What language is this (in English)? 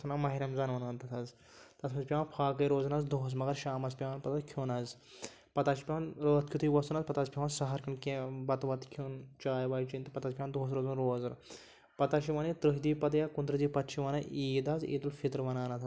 Kashmiri